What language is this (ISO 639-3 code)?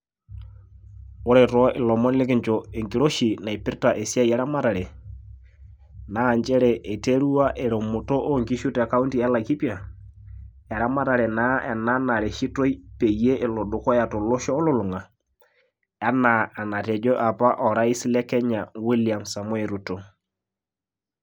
mas